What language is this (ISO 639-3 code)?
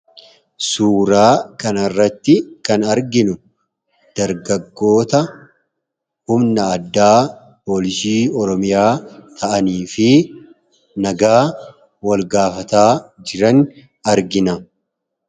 orm